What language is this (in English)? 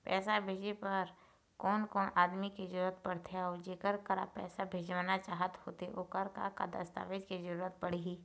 Chhattisgarhi